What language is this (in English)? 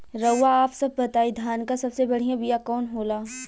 Bhojpuri